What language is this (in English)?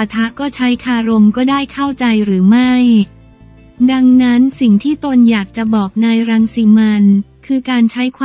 Thai